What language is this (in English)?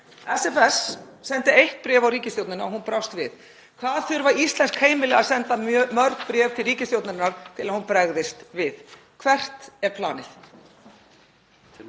Icelandic